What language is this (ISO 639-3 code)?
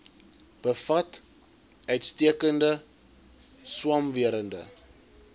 afr